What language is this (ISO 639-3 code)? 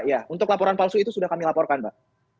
ind